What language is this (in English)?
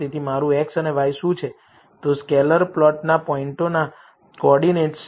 Gujarati